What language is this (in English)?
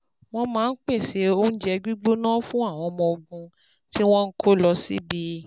Yoruba